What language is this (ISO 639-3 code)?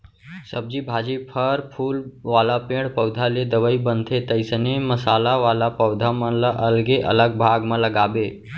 hne